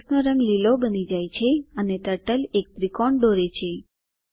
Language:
Gujarati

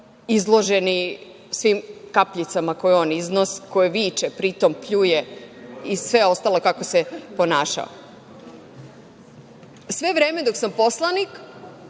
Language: Serbian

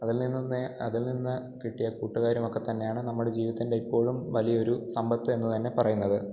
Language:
Malayalam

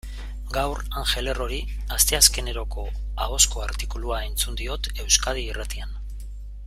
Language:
Basque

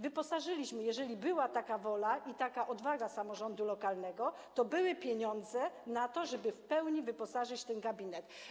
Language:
Polish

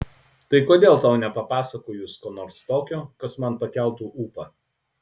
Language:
Lithuanian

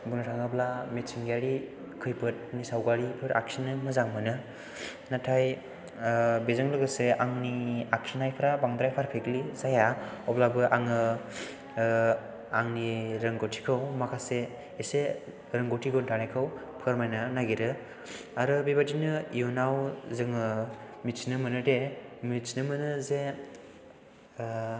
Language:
Bodo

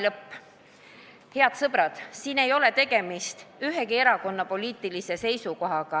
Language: Estonian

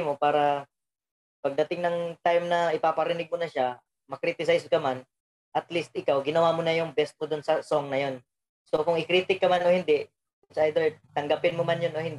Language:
Filipino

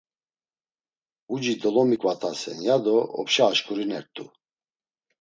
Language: Laz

